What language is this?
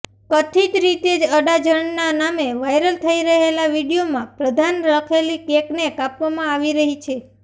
Gujarati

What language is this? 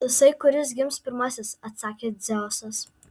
Lithuanian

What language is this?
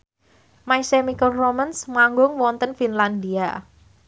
Javanese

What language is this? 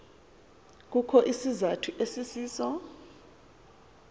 Xhosa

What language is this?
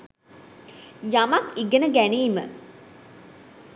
Sinhala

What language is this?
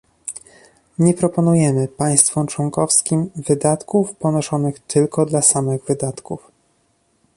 Polish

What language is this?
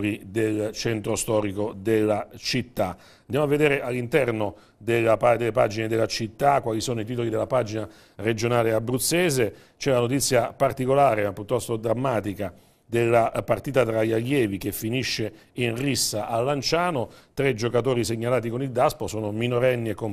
Italian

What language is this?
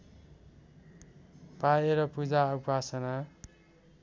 Nepali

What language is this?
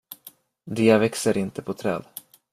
Swedish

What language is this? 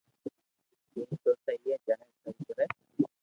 Loarki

